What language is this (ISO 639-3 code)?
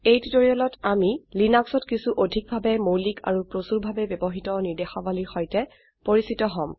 asm